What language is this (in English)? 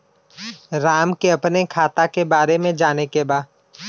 Bhojpuri